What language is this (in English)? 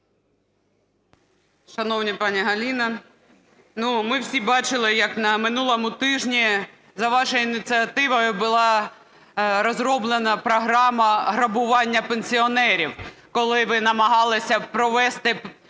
Ukrainian